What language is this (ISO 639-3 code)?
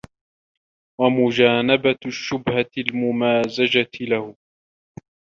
ara